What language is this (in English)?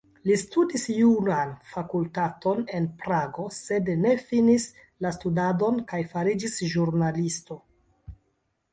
Esperanto